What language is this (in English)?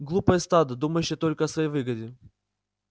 Russian